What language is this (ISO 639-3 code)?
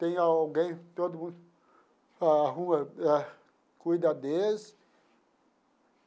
por